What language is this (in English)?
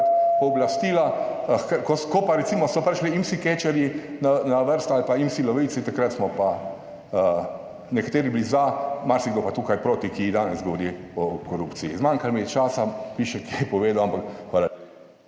Slovenian